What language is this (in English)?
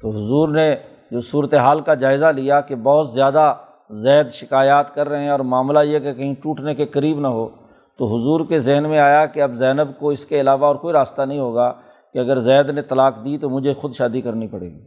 Urdu